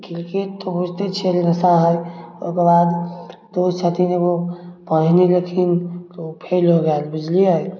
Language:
Maithili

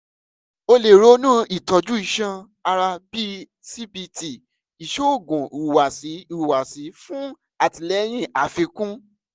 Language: Yoruba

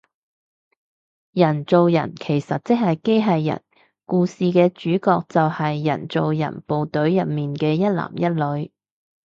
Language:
Cantonese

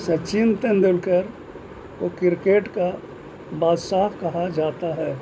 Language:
Urdu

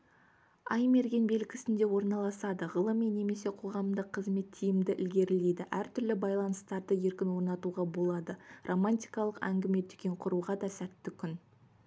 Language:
Kazakh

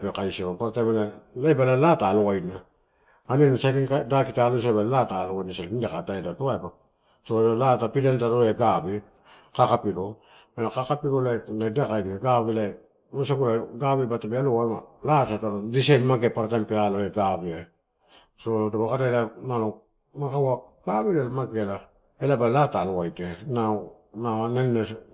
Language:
Torau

